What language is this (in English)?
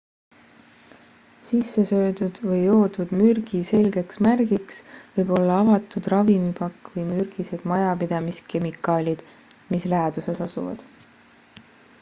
Estonian